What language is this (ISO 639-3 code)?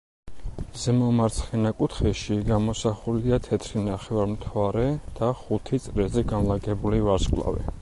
kat